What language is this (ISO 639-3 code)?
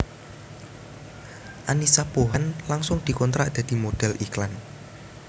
jav